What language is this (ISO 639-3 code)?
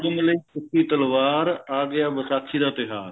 pan